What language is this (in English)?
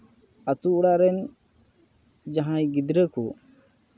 Santali